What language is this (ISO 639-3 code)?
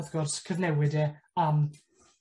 cym